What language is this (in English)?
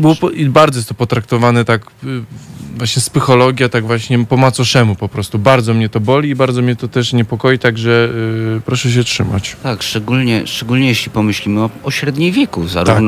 Polish